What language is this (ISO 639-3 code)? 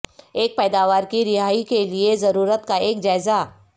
urd